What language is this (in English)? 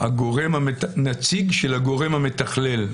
Hebrew